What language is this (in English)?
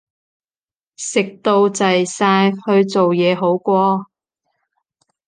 Cantonese